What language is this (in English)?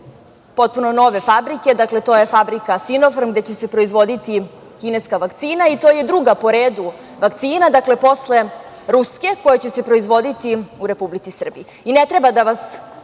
Serbian